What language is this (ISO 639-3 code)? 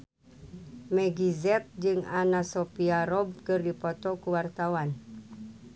sun